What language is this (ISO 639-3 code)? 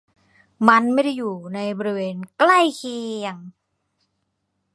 tha